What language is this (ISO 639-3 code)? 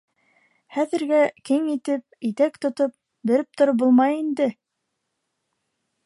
bak